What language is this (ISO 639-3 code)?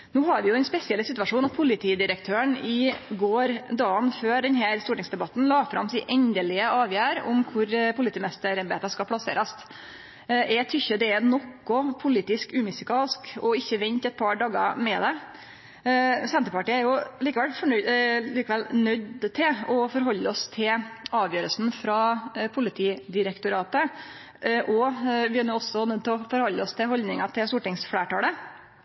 nno